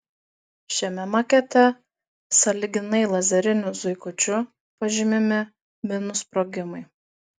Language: Lithuanian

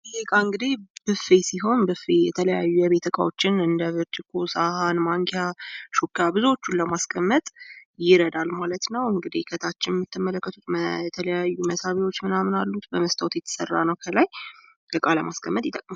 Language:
Amharic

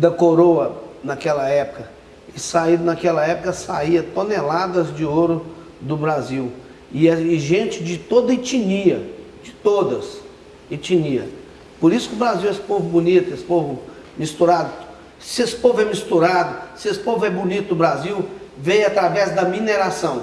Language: Portuguese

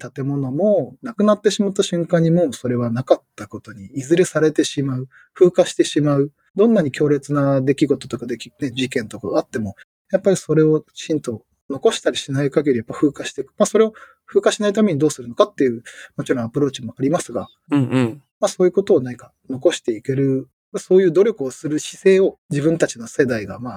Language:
Japanese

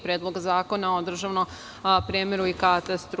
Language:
Serbian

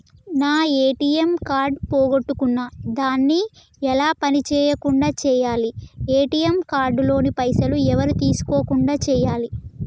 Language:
Telugu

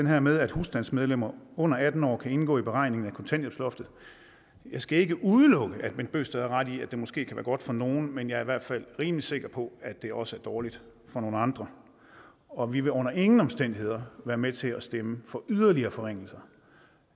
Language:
Danish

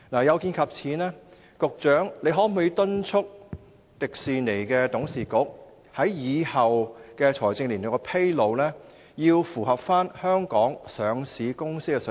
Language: Cantonese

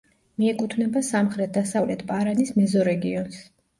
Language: Georgian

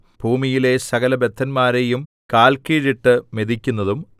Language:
Malayalam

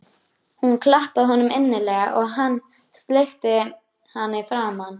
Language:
Icelandic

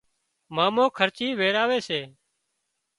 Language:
Wadiyara Koli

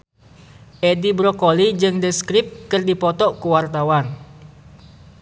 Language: Sundanese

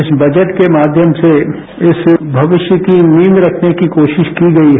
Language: Hindi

